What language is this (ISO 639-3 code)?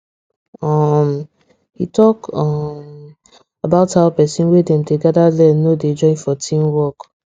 pcm